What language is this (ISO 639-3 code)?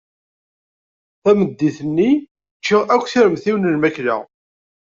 kab